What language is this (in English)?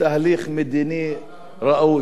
Hebrew